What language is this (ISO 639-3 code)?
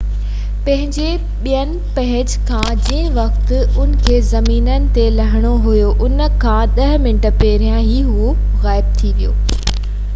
snd